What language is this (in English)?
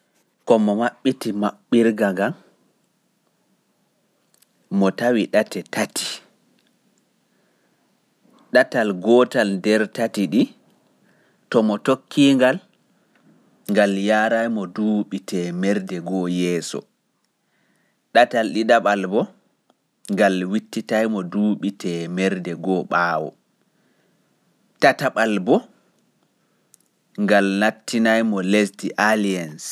Pular